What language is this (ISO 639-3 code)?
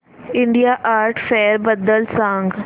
mar